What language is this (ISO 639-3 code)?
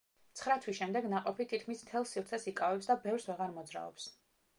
kat